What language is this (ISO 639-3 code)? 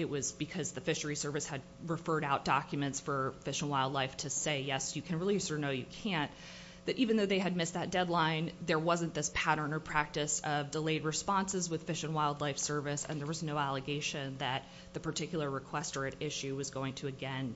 eng